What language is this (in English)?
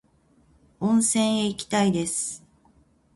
Japanese